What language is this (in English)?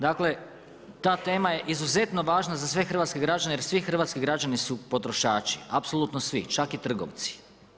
Croatian